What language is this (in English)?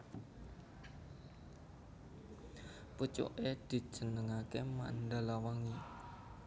Javanese